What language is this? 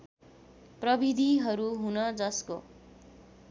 Nepali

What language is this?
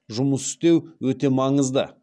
Kazakh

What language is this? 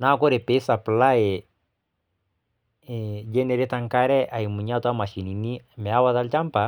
Masai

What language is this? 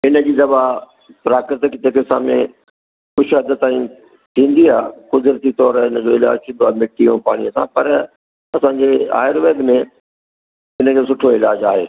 Sindhi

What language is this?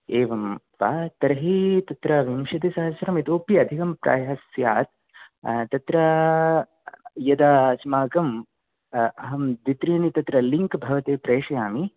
Sanskrit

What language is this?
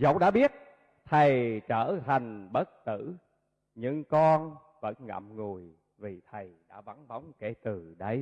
Vietnamese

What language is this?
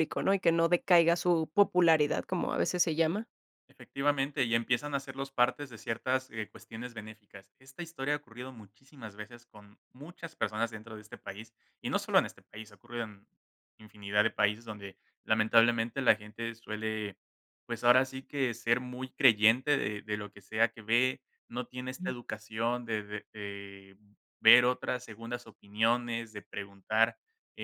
Spanish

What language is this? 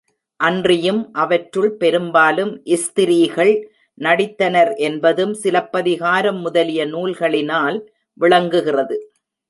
Tamil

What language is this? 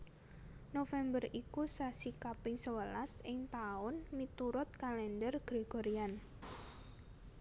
Javanese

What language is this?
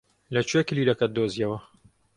Central Kurdish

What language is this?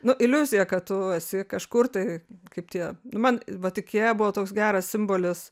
Lithuanian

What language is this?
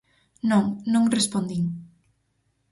Galician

